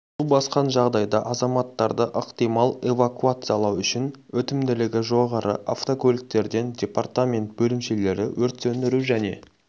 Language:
Kazakh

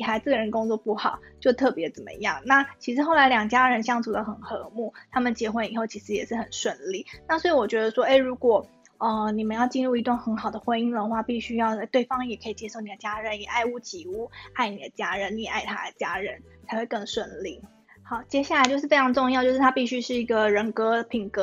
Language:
Chinese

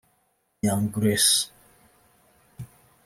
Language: Kinyarwanda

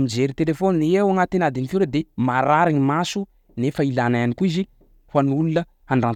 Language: Sakalava Malagasy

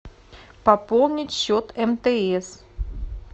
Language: Russian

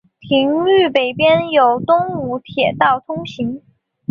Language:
Chinese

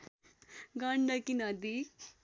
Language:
Nepali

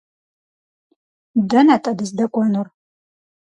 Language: Kabardian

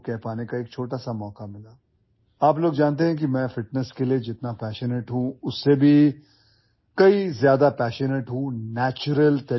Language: English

